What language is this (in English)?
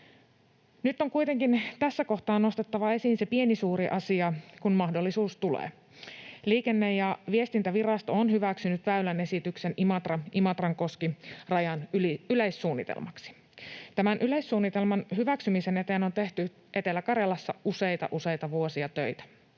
Finnish